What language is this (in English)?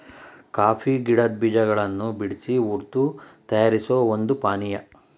Kannada